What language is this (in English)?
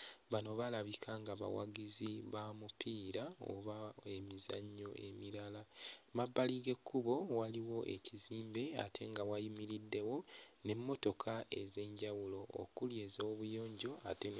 Ganda